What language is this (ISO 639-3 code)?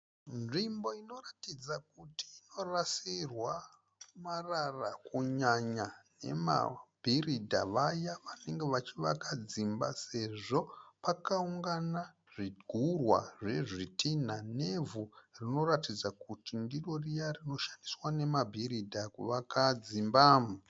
sna